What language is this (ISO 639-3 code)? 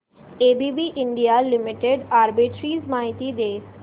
mar